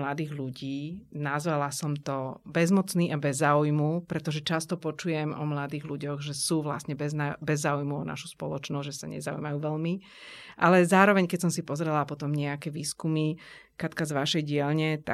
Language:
Slovak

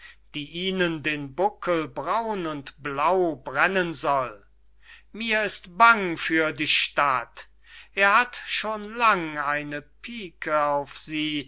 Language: German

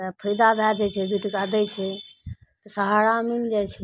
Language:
Maithili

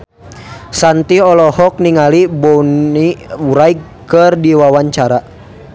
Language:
Sundanese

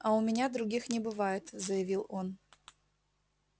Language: Russian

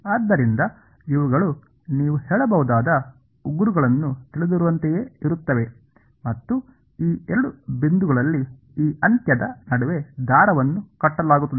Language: Kannada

